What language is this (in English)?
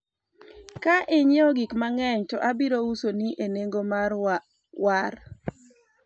Luo (Kenya and Tanzania)